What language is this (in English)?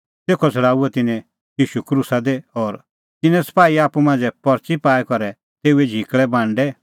Kullu Pahari